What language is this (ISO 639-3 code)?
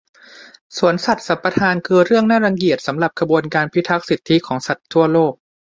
tha